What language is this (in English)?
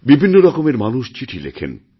Bangla